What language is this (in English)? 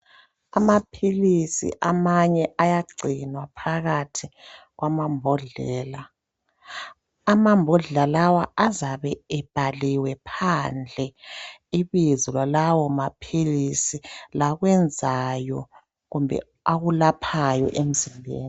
North Ndebele